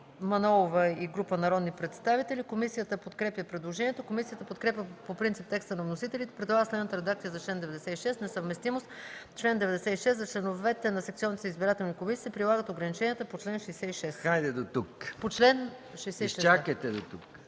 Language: Bulgarian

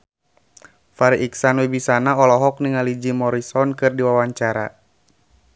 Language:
Sundanese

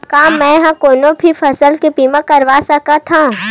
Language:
Chhattisgarhi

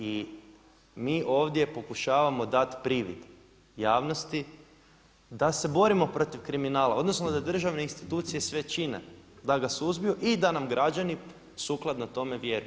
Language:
Croatian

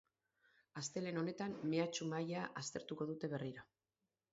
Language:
Basque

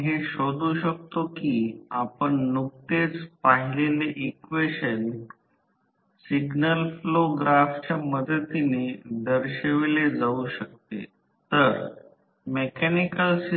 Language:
Marathi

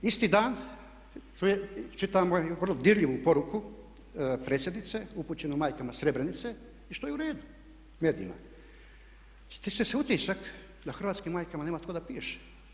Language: Croatian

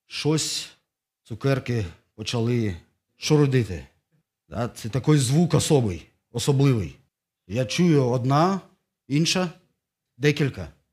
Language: Ukrainian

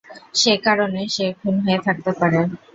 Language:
Bangla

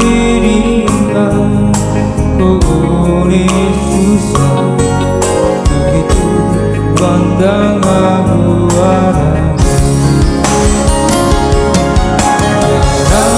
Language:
Indonesian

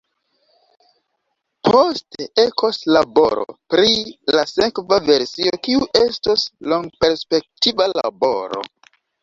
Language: Esperanto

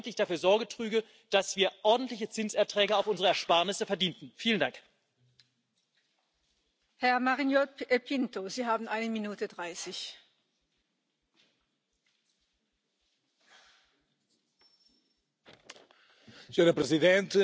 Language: Spanish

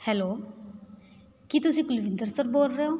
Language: Punjabi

